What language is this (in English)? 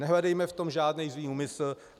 Czech